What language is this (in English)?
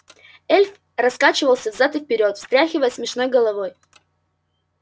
Russian